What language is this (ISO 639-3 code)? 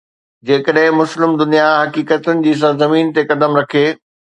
snd